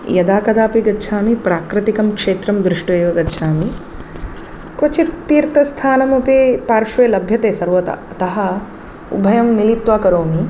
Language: Sanskrit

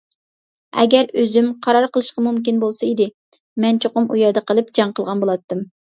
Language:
Uyghur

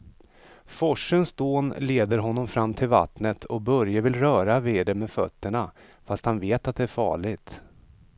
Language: Swedish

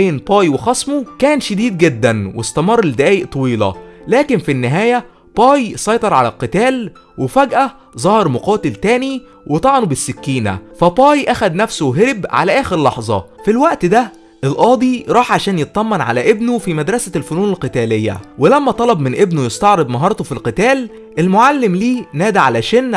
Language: Arabic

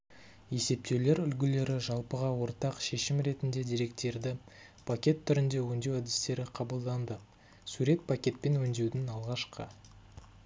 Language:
Kazakh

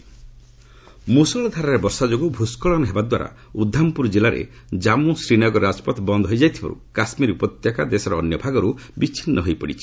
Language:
Odia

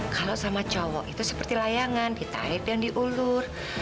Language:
Indonesian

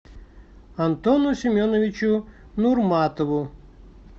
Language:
Russian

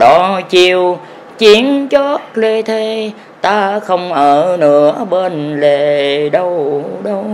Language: Vietnamese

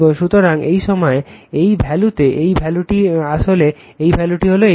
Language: Bangla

